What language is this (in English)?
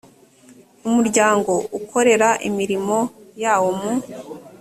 Kinyarwanda